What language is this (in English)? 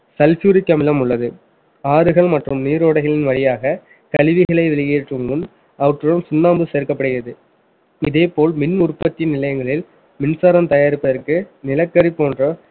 Tamil